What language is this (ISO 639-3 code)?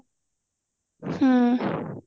ori